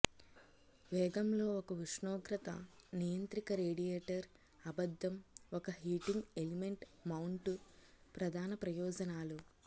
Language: Telugu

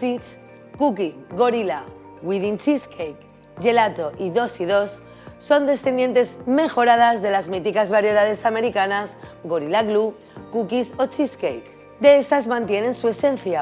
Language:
Spanish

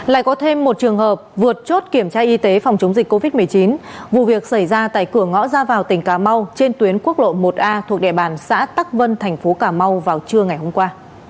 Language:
Vietnamese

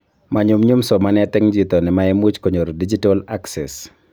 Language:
Kalenjin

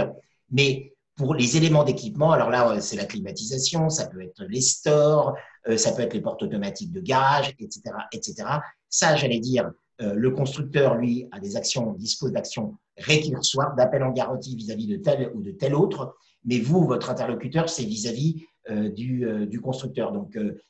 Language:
French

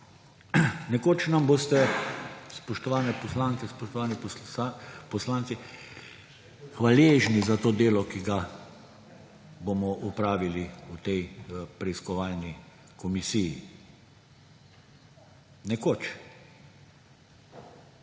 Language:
Slovenian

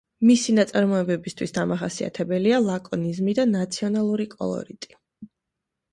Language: Georgian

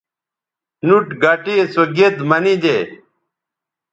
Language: Bateri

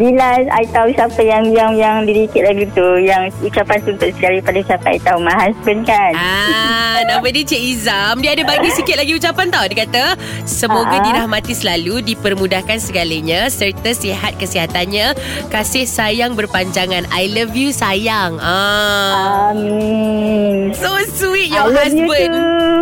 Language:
Malay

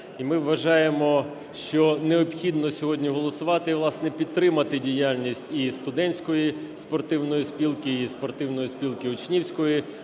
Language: Ukrainian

